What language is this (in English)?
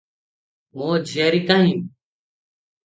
Odia